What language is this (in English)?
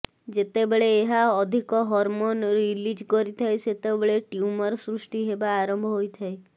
Odia